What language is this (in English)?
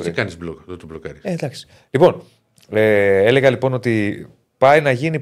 Greek